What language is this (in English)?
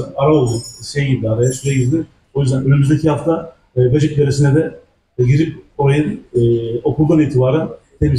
Turkish